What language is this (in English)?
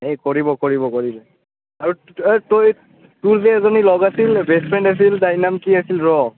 Assamese